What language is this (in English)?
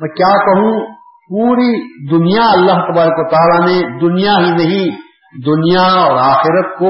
Urdu